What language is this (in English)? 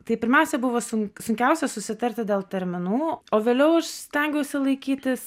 Lithuanian